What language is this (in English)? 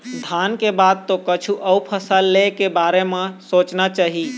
Chhattisgarhi